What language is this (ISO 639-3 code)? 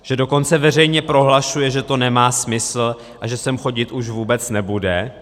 ces